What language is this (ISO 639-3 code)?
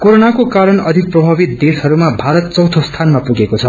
nep